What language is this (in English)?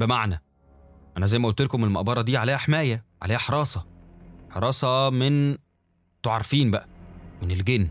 Arabic